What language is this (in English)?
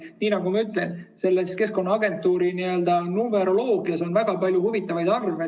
Estonian